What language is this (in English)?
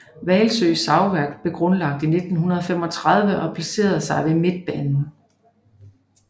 Danish